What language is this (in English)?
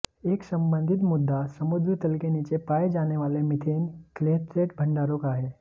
Hindi